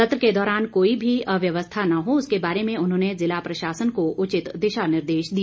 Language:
Hindi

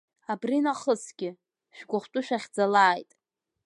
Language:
Abkhazian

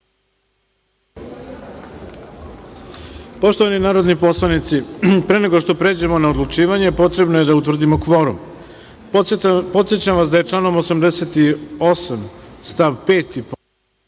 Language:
Serbian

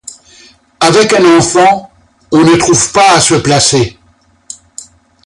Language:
French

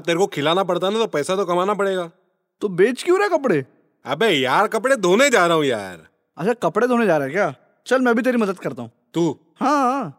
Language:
Hindi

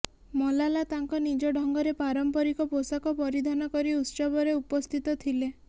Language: Odia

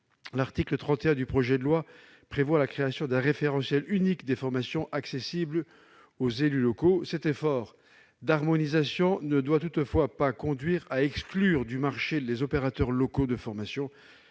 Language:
French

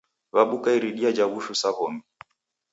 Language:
Taita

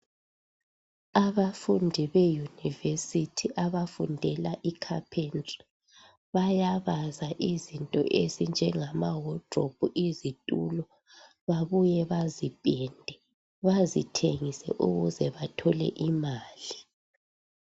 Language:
North Ndebele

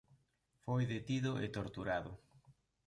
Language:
Galician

